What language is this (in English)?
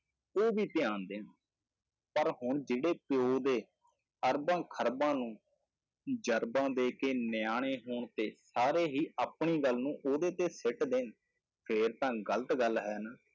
Punjabi